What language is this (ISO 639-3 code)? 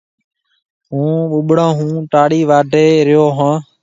mve